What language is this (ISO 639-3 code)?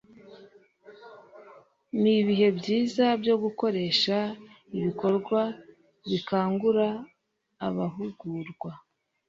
kin